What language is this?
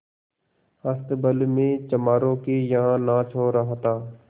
Hindi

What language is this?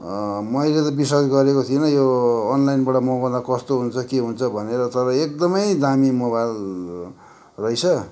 Nepali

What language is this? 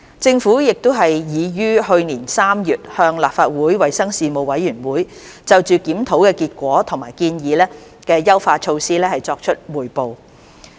Cantonese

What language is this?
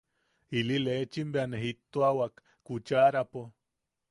Yaqui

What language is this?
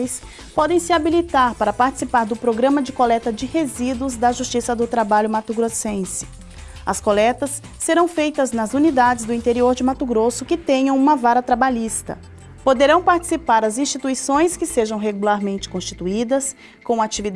Portuguese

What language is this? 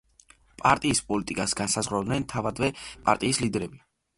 Georgian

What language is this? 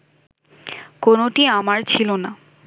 Bangla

